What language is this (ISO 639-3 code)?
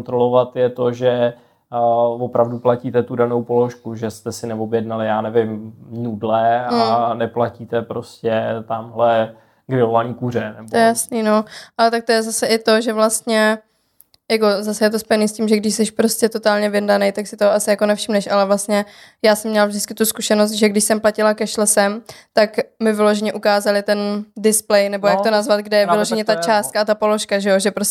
ces